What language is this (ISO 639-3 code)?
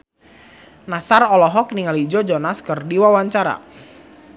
sun